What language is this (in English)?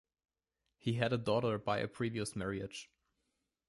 English